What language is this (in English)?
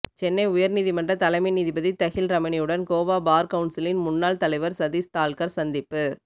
Tamil